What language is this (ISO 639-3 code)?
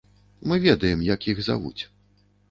bel